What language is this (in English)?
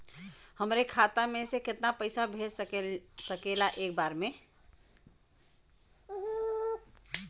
Bhojpuri